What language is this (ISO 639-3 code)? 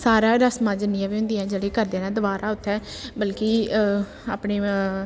doi